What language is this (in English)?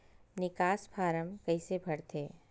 Chhattisgarhi